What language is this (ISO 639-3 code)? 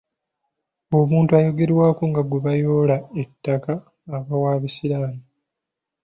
lug